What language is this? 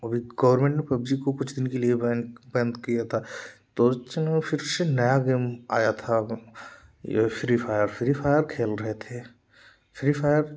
Hindi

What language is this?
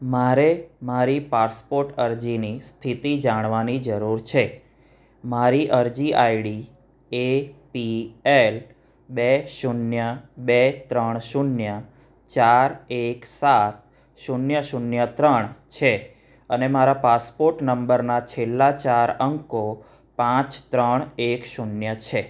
Gujarati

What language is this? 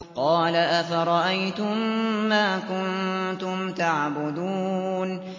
Arabic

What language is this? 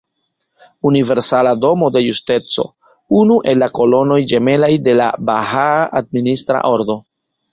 Esperanto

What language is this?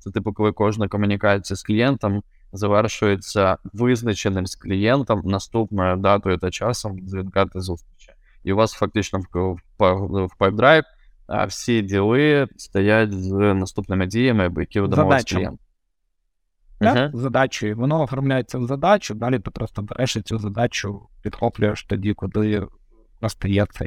Ukrainian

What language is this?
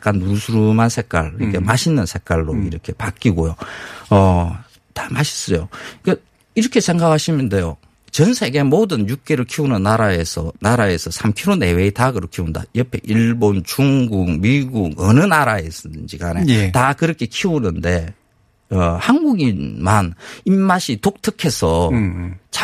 Korean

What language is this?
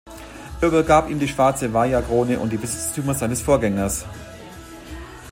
German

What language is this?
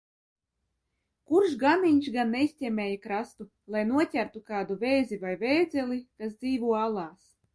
Latvian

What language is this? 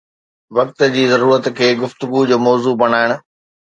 Sindhi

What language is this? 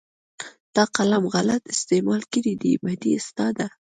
Pashto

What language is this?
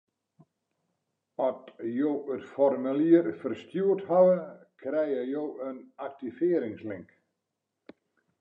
Western Frisian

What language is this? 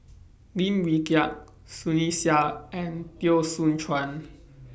English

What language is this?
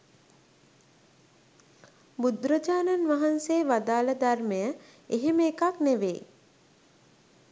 Sinhala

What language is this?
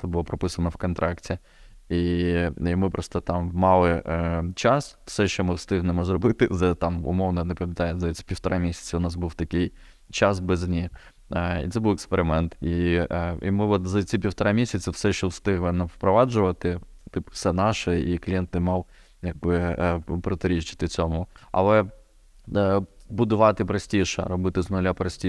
Ukrainian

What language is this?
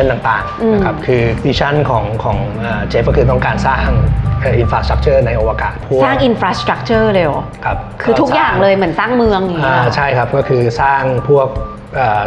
Thai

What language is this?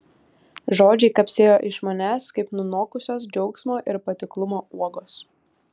Lithuanian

